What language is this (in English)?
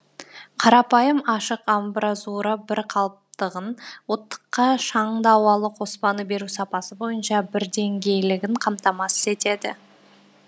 Kazakh